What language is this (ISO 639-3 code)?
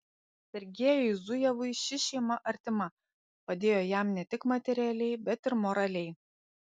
lit